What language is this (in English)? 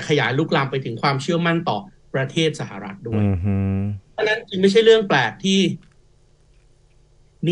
Thai